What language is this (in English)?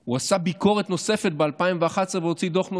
Hebrew